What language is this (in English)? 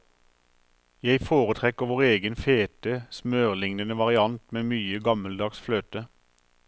Norwegian